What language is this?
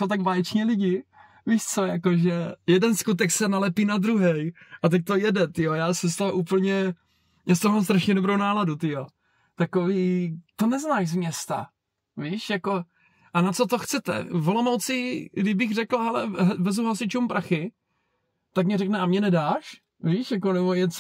Czech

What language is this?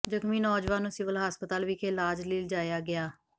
Punjabi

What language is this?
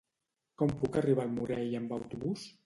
Catalan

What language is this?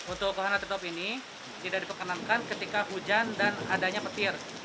Indonesian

